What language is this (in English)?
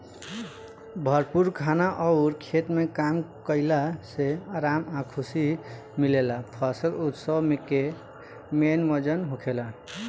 Bhojpuri